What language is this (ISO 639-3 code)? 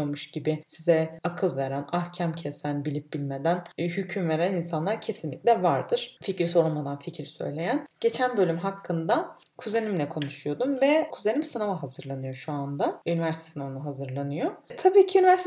tur